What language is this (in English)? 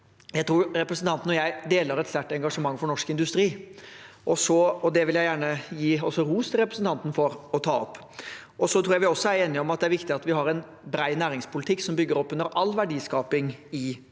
Norwegian